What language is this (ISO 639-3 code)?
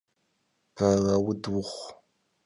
kbd